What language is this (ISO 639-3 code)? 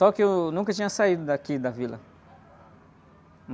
por